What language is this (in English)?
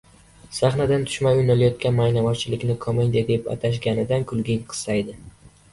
Uzbek